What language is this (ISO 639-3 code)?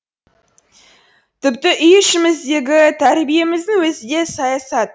kaz